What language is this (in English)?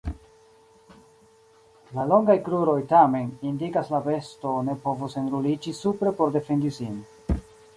Esperanto